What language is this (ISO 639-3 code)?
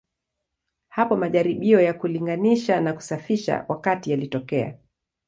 swa